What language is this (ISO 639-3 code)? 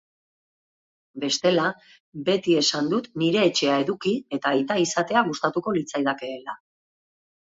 eus